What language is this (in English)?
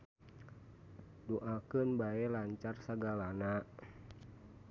Sundanese